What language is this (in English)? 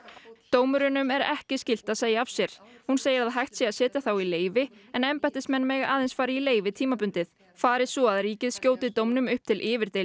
Icelandic